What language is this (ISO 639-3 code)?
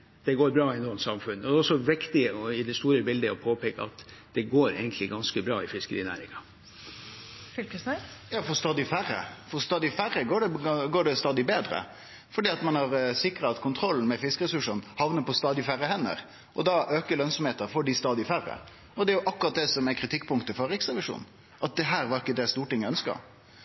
nor